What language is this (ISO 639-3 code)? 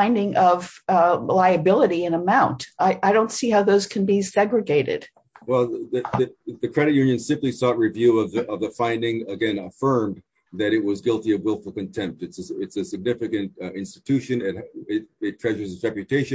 eng